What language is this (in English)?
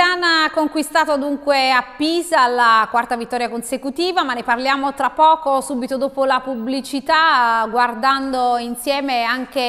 Italian